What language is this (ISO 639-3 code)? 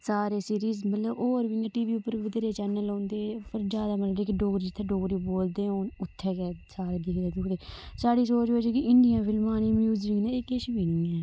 doi